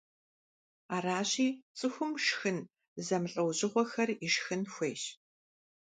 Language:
Kabardian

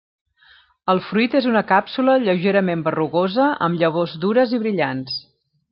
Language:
Catalan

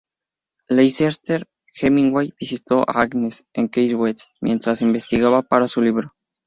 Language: Spanish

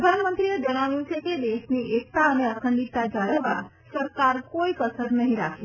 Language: Gujarati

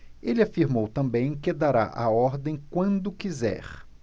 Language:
Portuguese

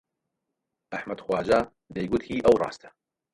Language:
Central Kurdish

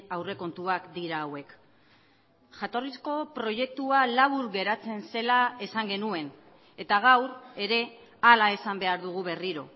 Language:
Basque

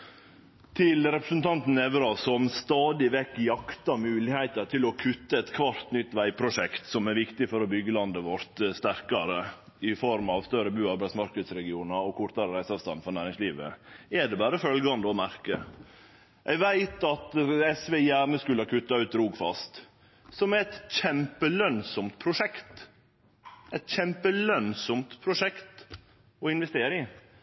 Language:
Norwegian Nynorsk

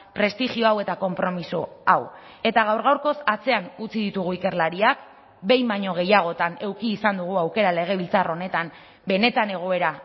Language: Basque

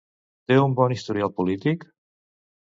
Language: Catalan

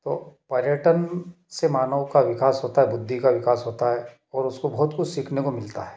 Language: Hindi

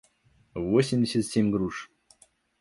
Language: Russian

